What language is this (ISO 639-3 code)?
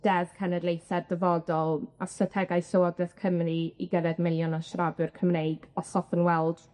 cym